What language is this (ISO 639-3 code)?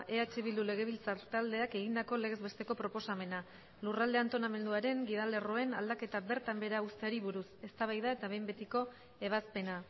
eus